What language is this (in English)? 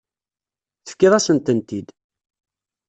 Kabyle